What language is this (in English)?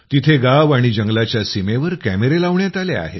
Marathi